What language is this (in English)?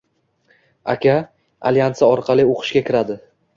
Uzbek